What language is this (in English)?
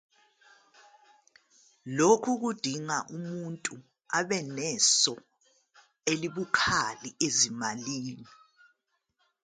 Zulu